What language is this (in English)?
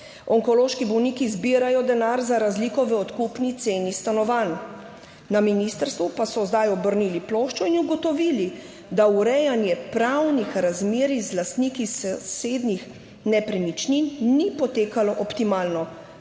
Slovenian